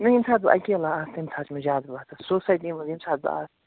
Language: Kashmiri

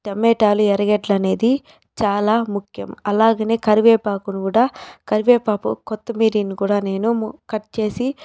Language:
Telugu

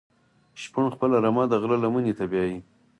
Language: Pashto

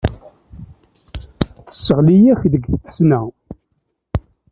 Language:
Kabyle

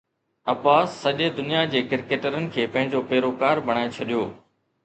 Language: Sindhi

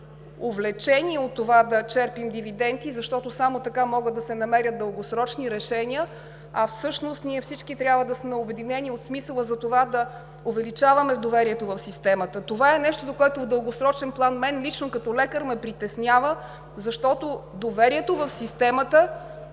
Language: Bulgarian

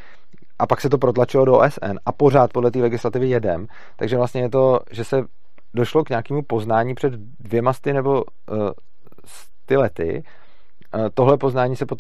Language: Czech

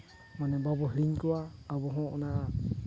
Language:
Santali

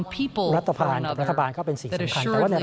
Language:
Thai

